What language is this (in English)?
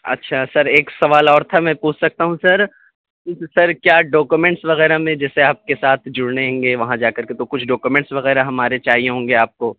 Urdu